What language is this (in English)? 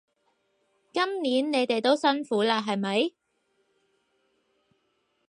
Cantonese